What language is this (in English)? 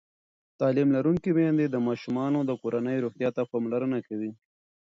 Pashto